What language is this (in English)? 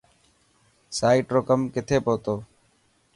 Dhatki